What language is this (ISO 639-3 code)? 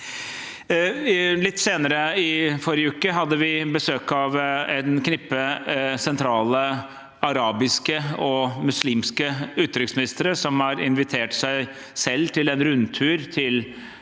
nor